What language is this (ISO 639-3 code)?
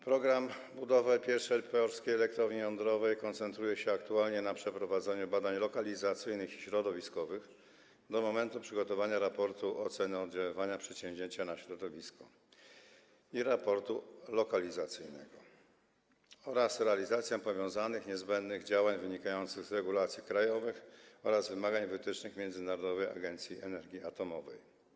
pol